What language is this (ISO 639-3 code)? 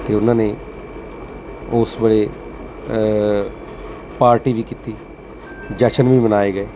pan